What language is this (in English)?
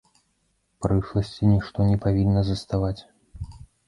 Belarusian